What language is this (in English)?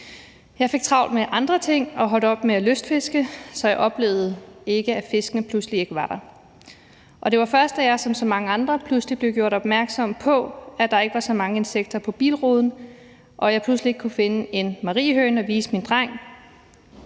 Danish